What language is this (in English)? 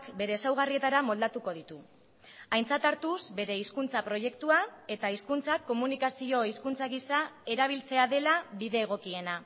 Basque